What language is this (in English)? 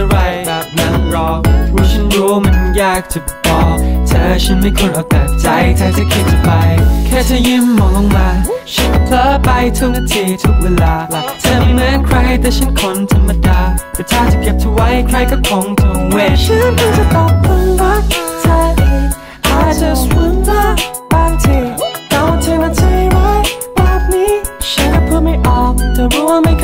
Thai